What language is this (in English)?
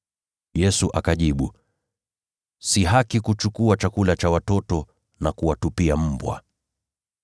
Swahili